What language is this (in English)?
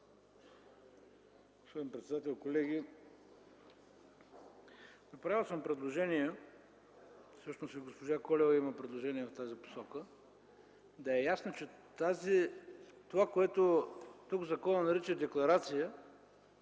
Bulgarian